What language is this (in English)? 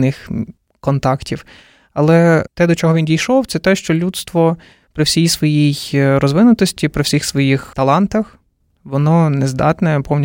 Ukrainian